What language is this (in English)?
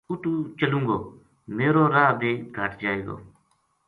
Gujari